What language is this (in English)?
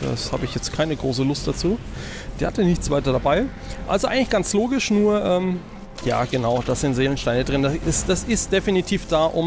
German